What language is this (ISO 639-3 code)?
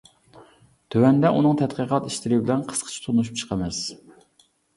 uig